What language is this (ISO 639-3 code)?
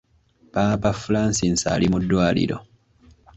lug